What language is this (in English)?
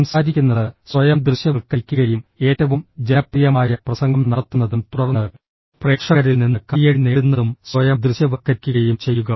Malayalam